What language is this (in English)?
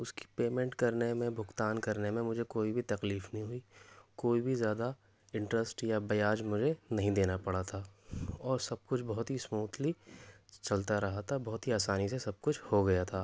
Urdu